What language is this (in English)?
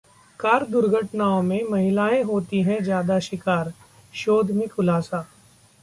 Hindi